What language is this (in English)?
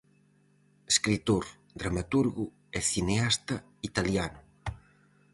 Galician